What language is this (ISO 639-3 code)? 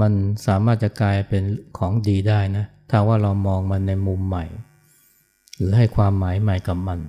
tha